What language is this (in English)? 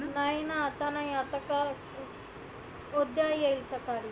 Marathi